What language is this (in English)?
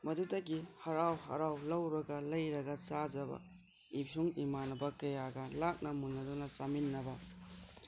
Manipuri